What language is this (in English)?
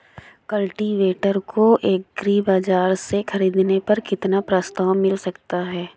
Hindi